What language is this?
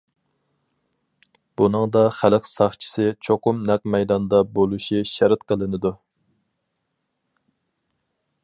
Uyghur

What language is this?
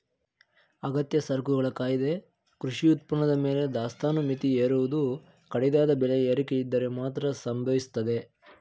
Kannada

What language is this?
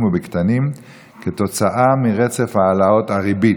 Hebrew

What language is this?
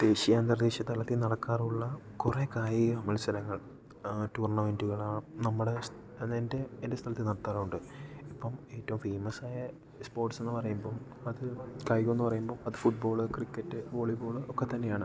Malayalam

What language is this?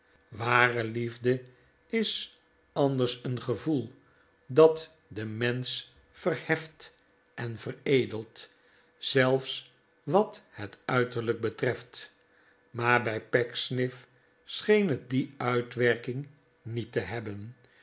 Dutch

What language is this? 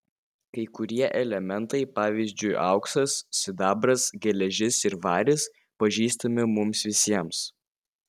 Lithuanian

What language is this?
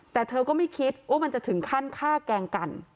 Thai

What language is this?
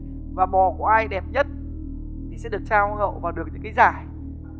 Vietnamese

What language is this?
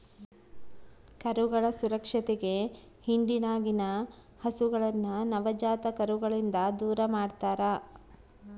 Kannada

